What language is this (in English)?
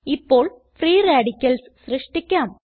Malayalam